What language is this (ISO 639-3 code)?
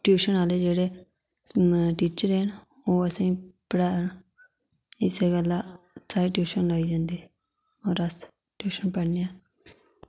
doi